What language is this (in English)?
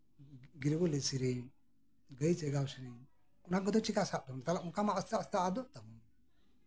Santali